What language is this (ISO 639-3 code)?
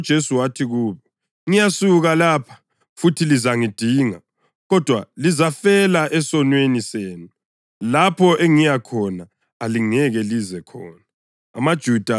nde